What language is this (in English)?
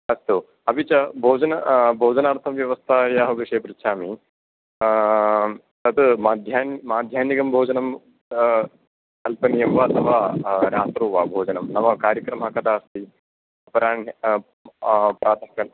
Sanskrit